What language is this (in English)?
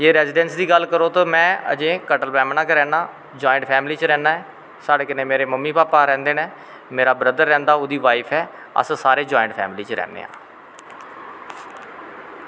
Dogri